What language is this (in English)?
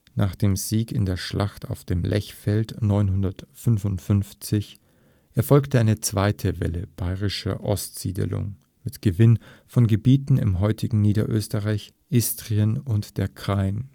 German